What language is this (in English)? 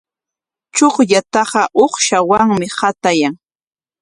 Corongo Ancash Quechua